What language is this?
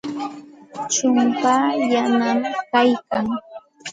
Santa Ana de Tusi Pasco Quechua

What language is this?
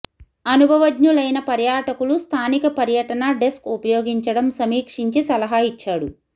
Telugu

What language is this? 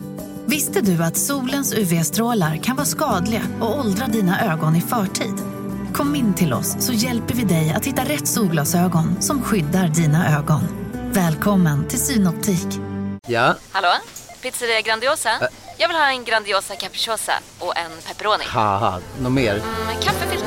Swedish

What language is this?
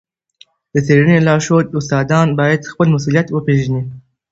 Pashto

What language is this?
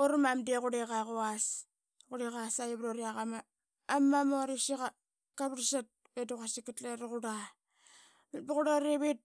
Qaqet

